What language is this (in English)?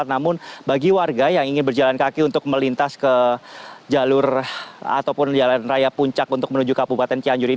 Indonesian